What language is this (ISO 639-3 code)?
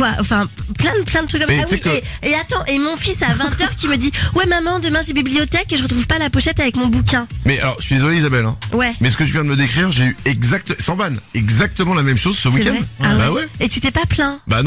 fra